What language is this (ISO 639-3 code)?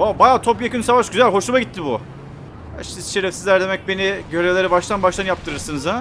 tur